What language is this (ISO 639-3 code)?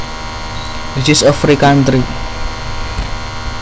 jav